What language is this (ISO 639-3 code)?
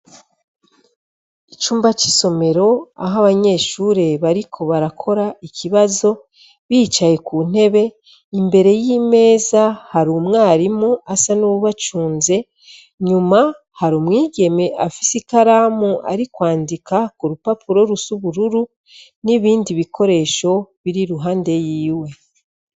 run